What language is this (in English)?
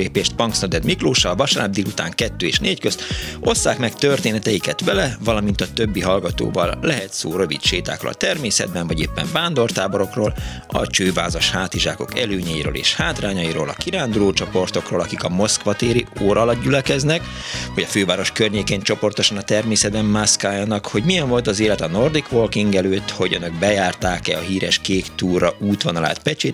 Hungarian